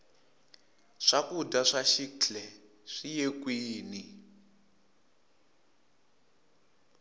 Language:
Tsonga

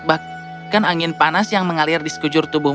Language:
Indonesian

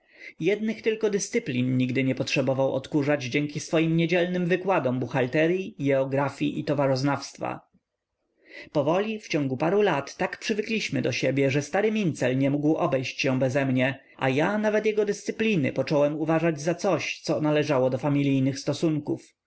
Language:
Polish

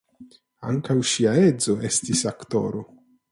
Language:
Esperanto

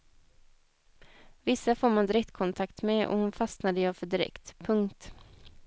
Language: Swedish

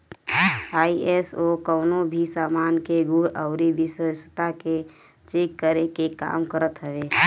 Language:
Bhojpuri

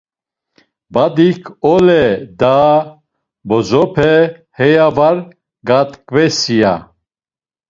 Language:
Laz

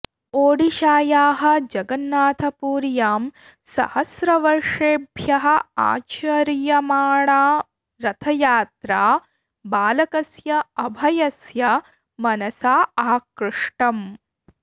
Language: Sanskrit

